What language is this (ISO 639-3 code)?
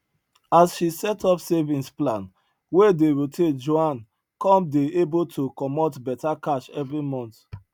pcm